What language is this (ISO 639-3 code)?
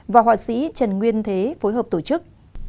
vie